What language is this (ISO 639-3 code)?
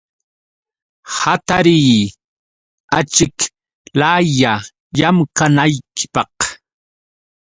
qux